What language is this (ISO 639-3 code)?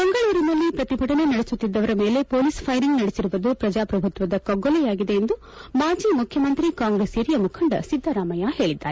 kan